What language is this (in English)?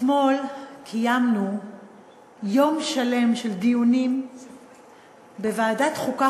Hebrew